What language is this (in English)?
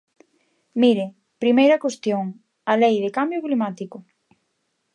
Galician